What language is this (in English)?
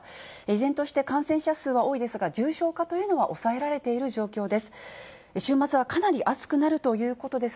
Japanese